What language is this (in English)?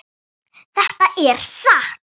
Icelandic